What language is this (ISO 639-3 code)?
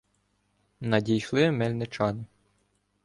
ukr